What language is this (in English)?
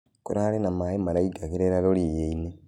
Kikuyu